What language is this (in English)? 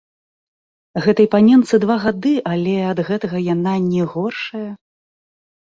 Belarusian